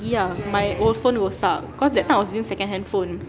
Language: English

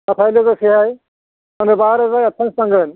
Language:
Bodo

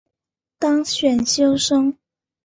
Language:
Chinese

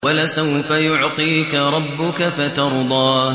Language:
Arabic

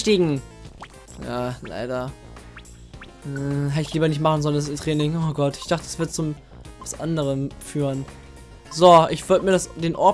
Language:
German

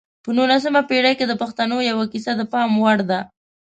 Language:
Pashto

